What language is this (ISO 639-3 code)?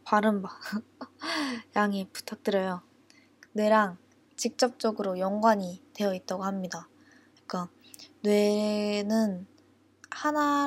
kor